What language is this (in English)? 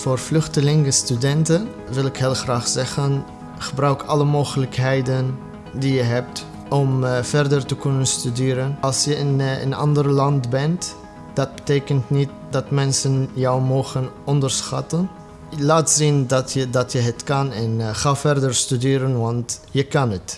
Dutch